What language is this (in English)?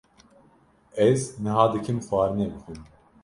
Kurdish